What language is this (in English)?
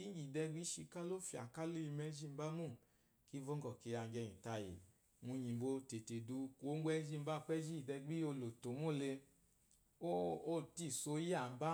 Eloyi